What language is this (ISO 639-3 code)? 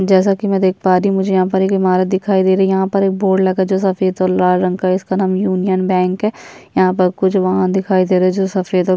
hin